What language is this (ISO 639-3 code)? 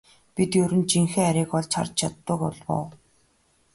mon